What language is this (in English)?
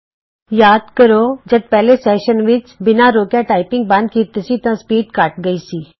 Punjabi